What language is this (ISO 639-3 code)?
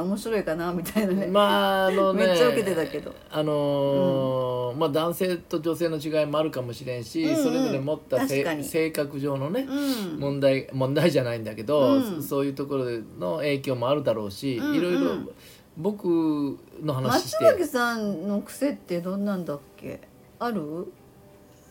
jpn